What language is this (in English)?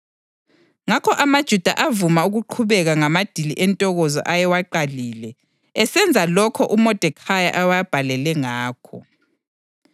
North Ndebele